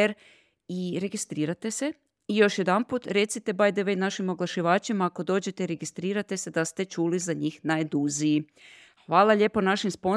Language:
Croatian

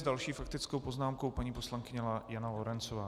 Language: Czech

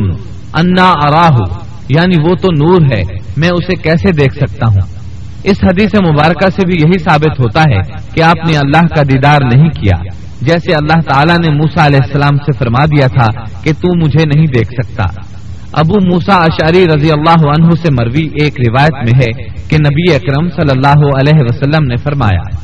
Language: Urdu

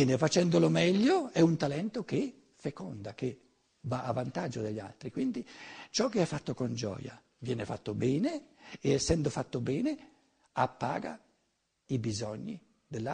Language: Italian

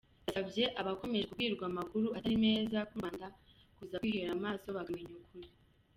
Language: Kinyarwanda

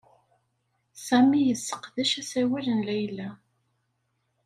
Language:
Kabyle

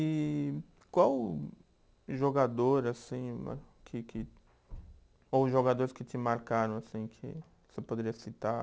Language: Portuguese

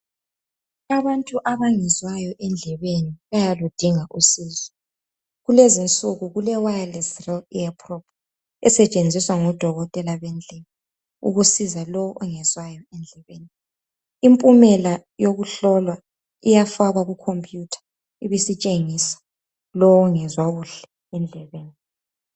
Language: North Ndebele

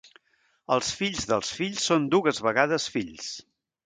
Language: Catalan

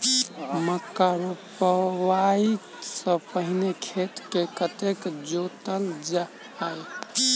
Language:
Maithili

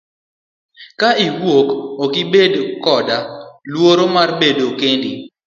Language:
Luo (Kenya and Tanzania)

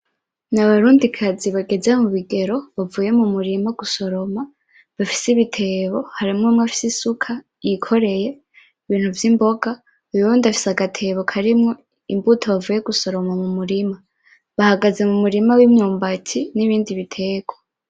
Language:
Rundi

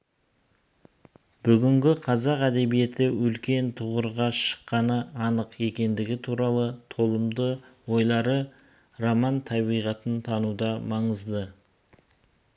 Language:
Kazakh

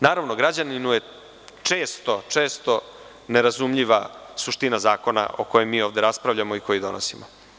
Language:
Serbian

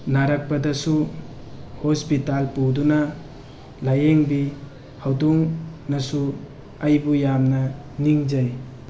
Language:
Manipuri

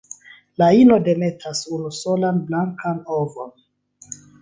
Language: Esperanto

